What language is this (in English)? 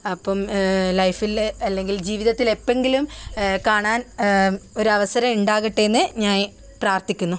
Malayalam